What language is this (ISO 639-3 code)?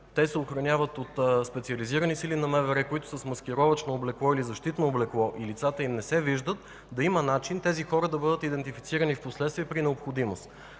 bul